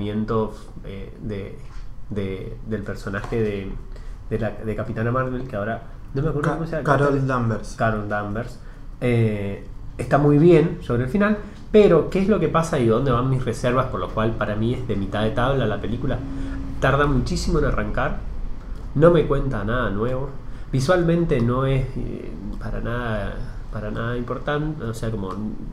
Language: Spanish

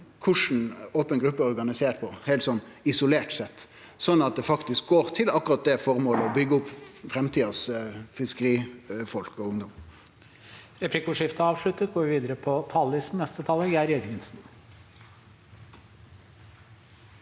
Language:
Norwegian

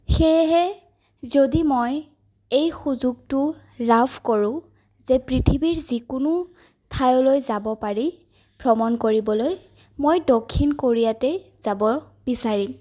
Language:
Assamese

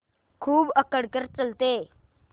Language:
Hindi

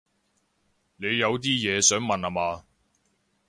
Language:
Cantonese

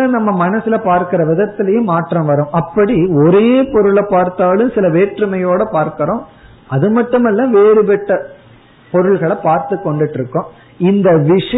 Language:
Tamil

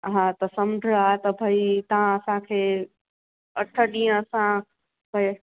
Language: Sindhi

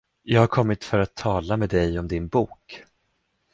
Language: Swedish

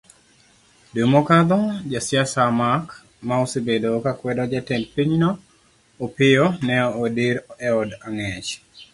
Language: Luo (Kenya and Tanzania)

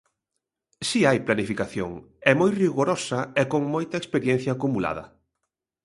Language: Galician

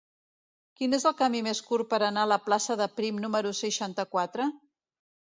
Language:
Catalan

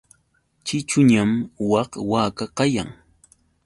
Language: Yauyos Quechua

